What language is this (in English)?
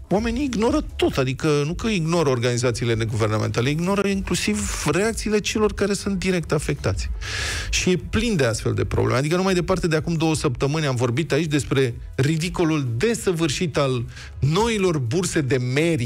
Romanian